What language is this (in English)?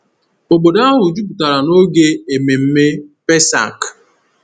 Igbo